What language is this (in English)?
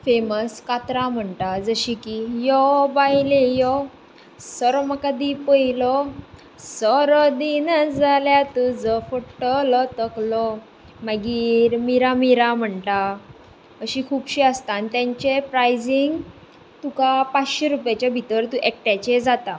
Konkani